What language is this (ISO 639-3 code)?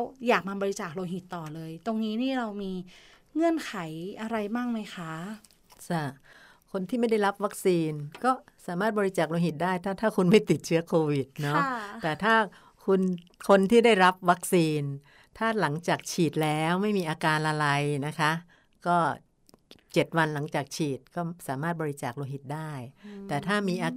tha